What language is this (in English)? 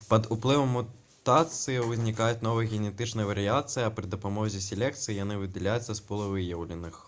Belarusian